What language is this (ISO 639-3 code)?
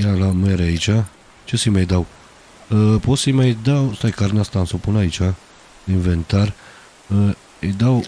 ron